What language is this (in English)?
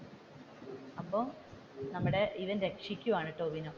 Malayalam